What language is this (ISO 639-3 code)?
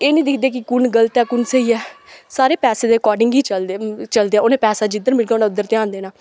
doi